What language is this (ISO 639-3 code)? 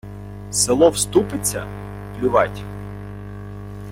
ukr